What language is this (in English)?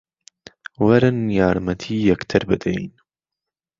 Central Kurdish